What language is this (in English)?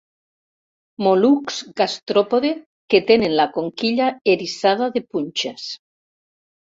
Catalan